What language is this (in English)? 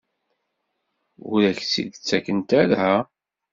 Kabyle